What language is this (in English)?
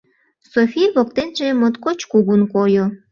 Mari